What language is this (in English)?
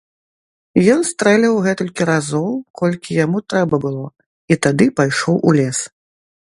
Belarusian